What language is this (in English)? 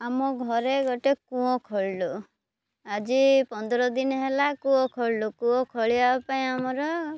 Odia